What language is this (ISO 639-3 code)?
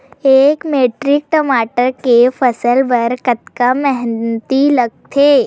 hne